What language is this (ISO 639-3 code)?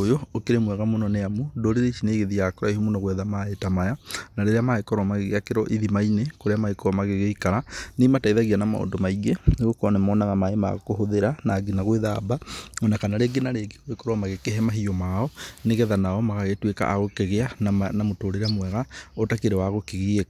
kik